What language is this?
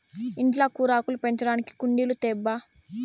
Telugu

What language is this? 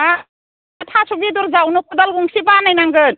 Bodo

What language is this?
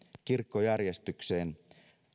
Finnish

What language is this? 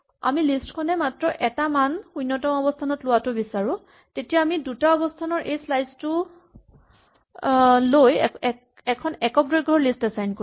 Assamese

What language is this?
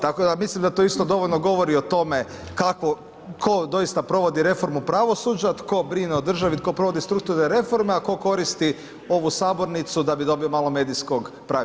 Croatian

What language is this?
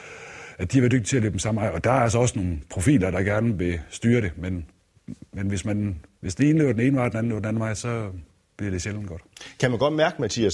Danish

